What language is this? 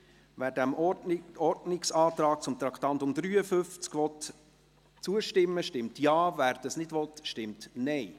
Swiss German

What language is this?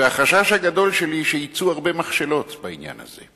Hebrew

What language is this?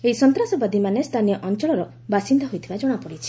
Odia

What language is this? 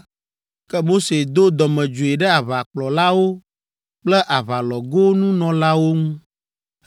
Ewe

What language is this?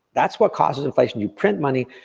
English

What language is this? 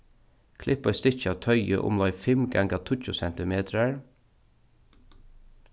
Faroese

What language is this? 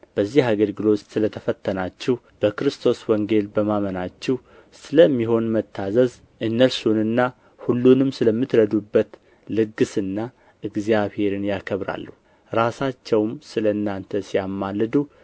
Amharic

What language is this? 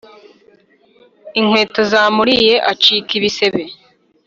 Kinyarwanda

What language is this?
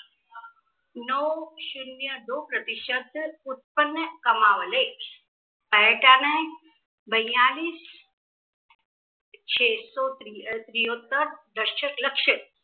Marathi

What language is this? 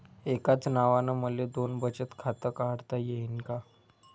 Marathi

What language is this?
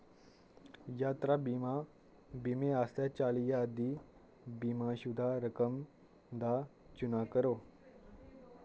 Dogri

